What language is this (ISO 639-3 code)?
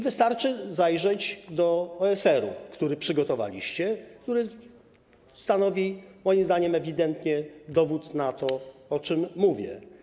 pol